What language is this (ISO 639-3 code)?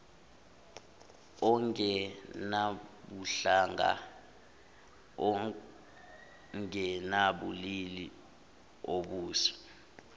zul